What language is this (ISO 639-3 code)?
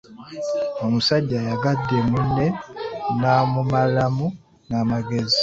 lug